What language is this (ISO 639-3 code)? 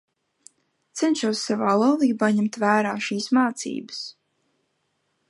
lav